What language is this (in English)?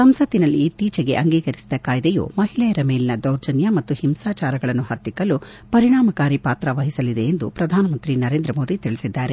Kannada